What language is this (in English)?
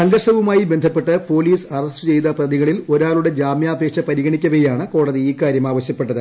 Malayalam